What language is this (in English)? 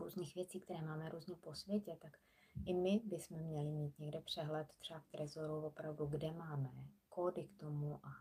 Czech